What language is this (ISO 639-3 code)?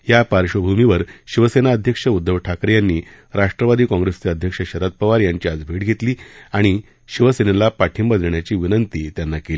mar